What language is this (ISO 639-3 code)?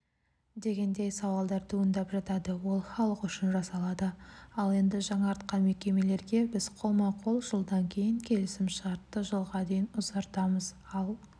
kaz